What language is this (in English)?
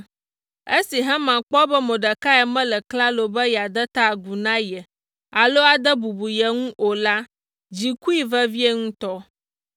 Ewe